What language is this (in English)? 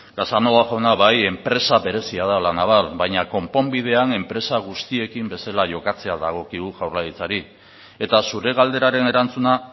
Basque